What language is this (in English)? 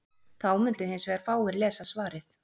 Icelandic